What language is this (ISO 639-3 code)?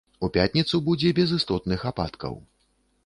bel